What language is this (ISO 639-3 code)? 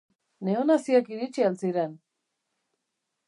eus